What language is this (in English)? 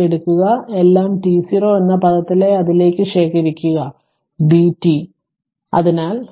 Malayalam